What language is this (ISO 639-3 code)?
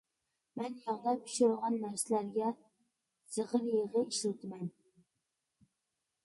uig